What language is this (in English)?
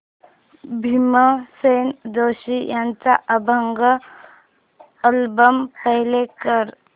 Marathi